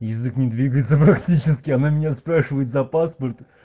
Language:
Russian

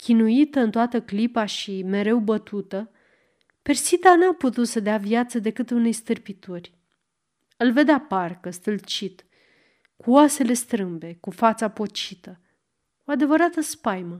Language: Romanian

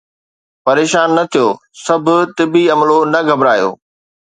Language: Sindhi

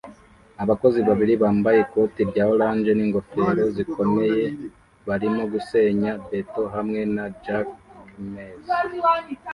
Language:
Kinyarwanda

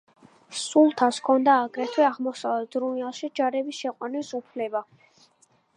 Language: Georgian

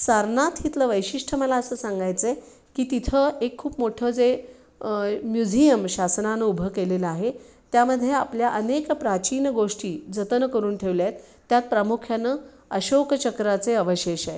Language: Marathi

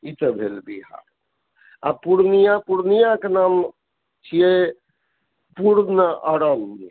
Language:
Maithili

